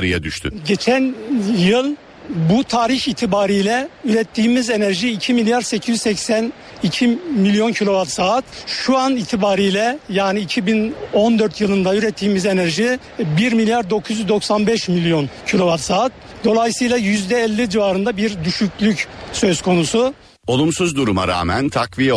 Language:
Turkish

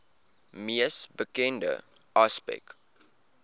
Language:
Afrikaans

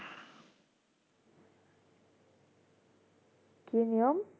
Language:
Bangla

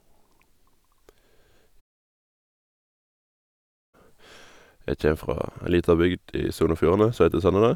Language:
Norwegian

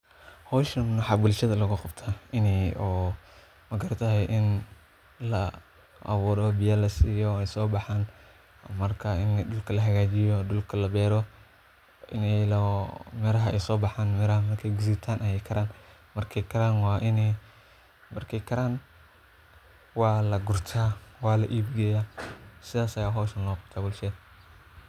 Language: Somali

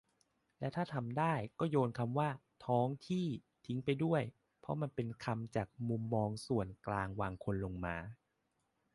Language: Thai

